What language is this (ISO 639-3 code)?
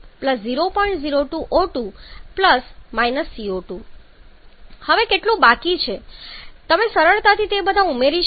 guj